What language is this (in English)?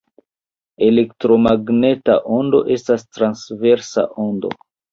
Esperanto